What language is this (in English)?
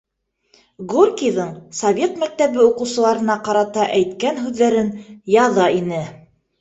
Bashkir